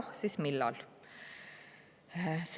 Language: Estonian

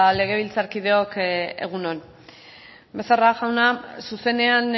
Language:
Basque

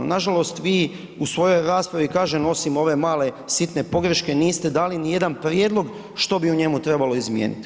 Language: Croatian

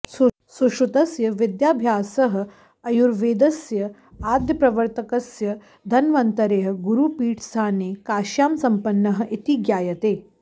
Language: Sanskrit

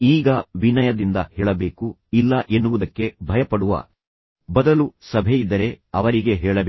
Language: Kannada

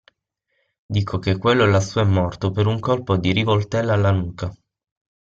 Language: Italian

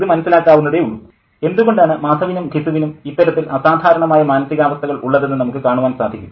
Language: Malayalam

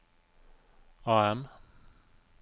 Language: Norwegian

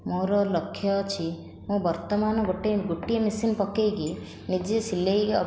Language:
Odia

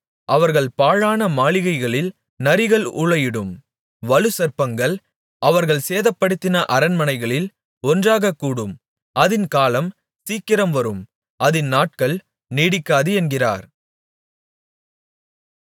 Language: Tamil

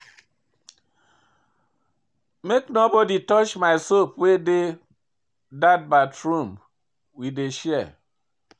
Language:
Nigerian Pidgin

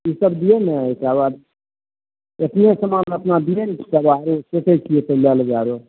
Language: Maithili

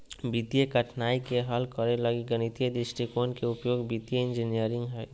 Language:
Magahi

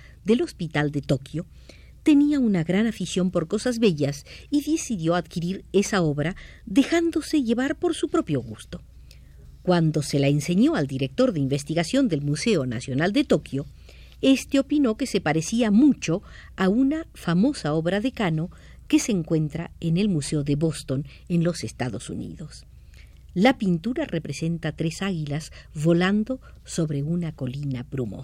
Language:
Spanish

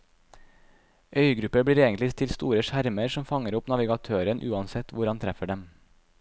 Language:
Norwegian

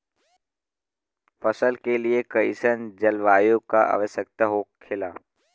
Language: Bhojpuri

